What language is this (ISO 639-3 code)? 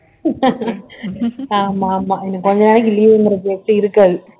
tam